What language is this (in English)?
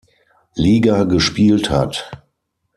German